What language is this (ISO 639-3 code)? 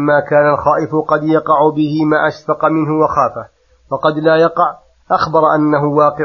ara